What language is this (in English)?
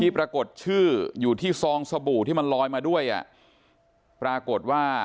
Thai